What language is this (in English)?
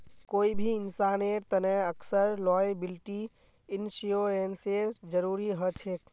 Magahi